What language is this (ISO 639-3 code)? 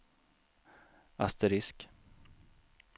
swe